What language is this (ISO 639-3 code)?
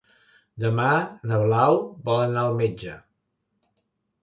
cat